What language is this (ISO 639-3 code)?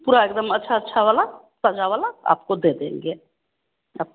hin